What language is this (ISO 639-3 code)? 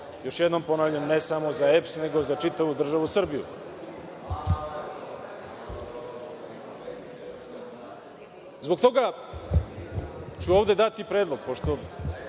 srp